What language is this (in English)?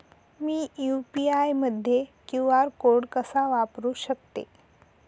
Marathi